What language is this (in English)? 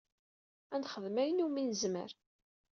Kabyle